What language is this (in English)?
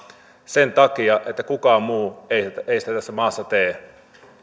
Finnish